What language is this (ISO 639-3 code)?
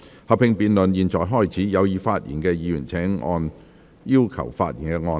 yue